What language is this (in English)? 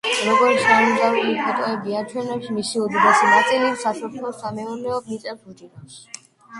Georgian